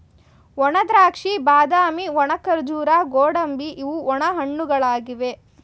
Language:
Kannada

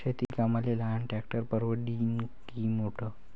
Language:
Marathi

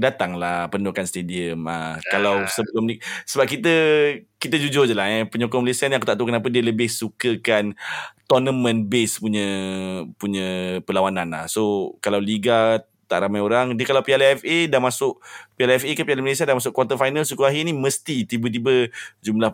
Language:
Malay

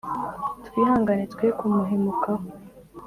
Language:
Kinyarwanda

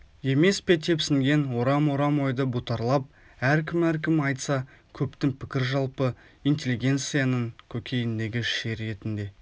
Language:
Kazakh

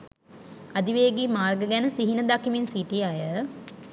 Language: Sinhala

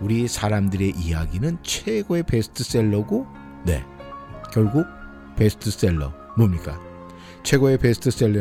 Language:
Korean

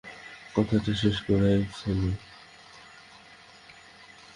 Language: Bangla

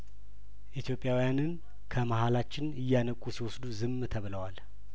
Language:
Amharic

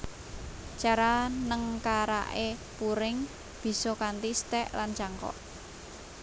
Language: Javanese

